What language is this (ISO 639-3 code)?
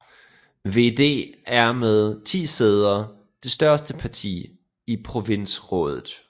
dan